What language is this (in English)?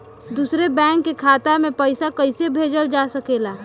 Bhojpuri